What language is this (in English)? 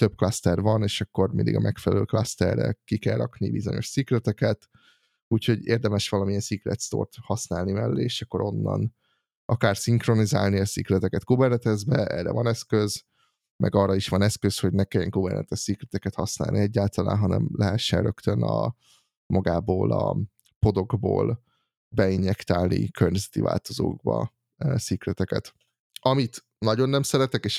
Hungarian